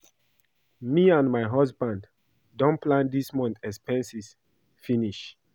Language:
Nigerian Pidgin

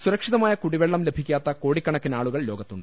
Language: Malayalam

